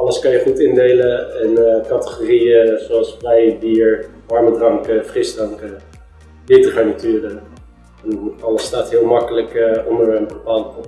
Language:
Dutch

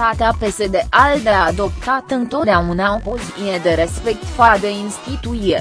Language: Romanian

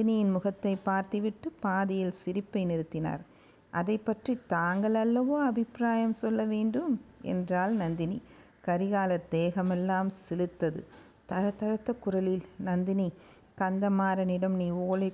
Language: Tamil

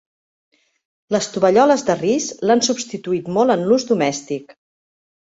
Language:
Catalan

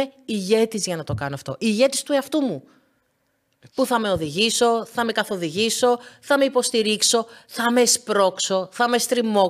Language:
Greek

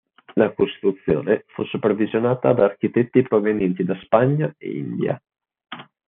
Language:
Italian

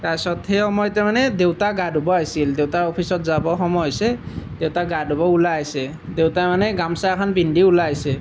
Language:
Assamese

